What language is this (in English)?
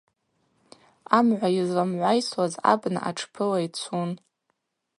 Abaza